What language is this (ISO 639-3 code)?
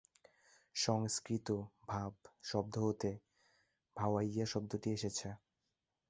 ben